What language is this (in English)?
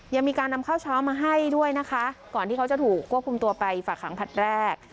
Thai